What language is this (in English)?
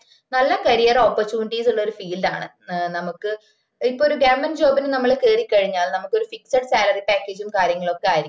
Malayalam